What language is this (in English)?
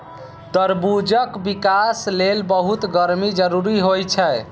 Maithili